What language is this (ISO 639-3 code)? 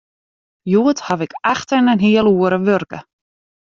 fry